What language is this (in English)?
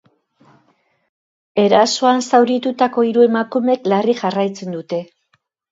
Basque